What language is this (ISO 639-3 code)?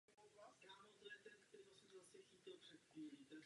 ces